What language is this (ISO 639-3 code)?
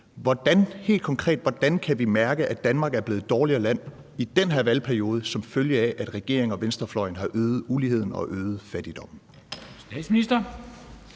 dan